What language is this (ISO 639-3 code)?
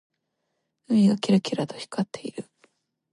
jpn